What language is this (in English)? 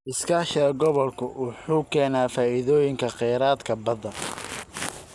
Somali